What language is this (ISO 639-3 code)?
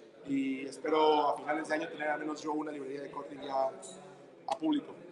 spa